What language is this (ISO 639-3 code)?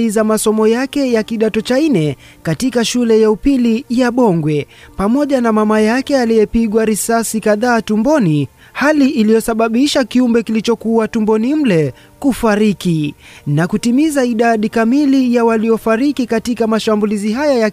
swa